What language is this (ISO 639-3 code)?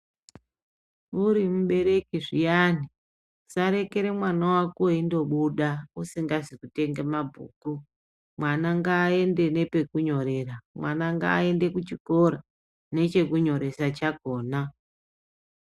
ndc